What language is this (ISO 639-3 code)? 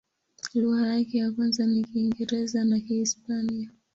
swa